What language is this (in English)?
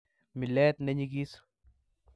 Kalenjin